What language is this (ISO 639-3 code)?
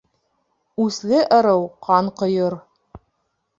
bak